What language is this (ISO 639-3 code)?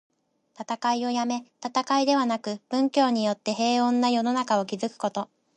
jpn